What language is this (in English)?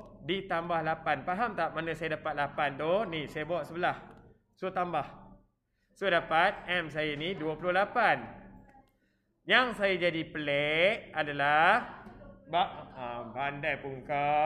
Malay